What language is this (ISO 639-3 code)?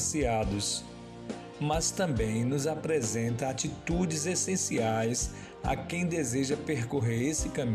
por